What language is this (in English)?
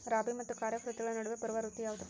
Kannada